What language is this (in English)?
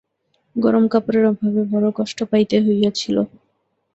Bangla